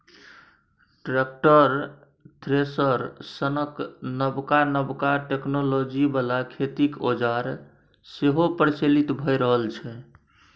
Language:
Maithili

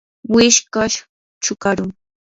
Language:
Yanahuanca Pasco Quechua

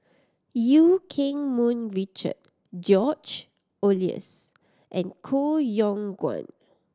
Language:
English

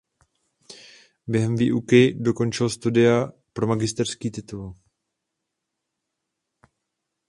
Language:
Czech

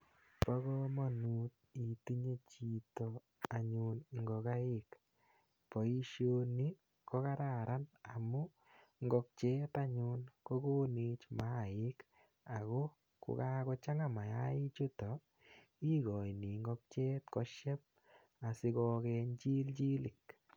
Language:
Kalenjin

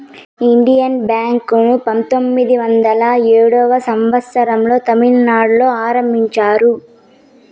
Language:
Telugu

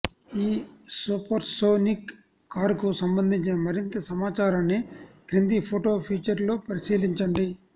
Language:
Telugu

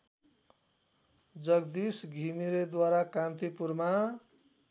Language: Nepali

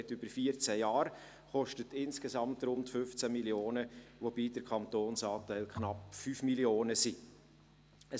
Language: Swiss German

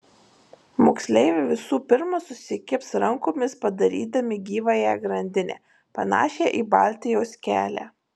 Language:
Lithuanian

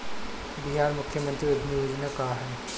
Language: Bhojpuri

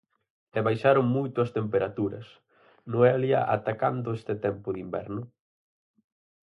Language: Galician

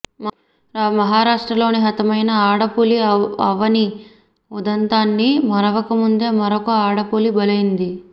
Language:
Telugu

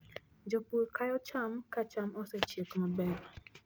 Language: Luo (Kenya and Tanzania)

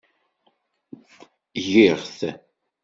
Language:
Kabyle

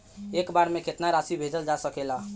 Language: Bhojpuri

